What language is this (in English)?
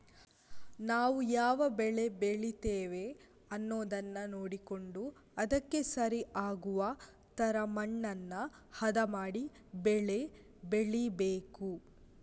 Kannada